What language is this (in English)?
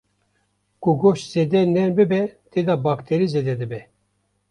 Kurdish